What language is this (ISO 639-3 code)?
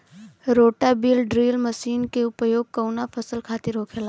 bho